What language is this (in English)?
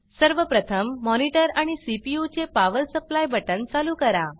Marathi